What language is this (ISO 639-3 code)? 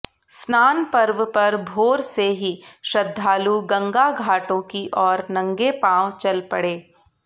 hin